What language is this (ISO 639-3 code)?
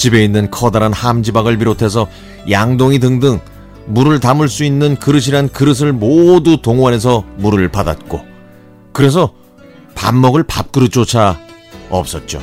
kor